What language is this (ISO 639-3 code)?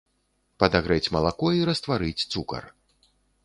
bel